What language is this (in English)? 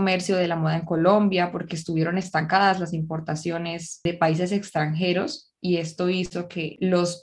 Spanish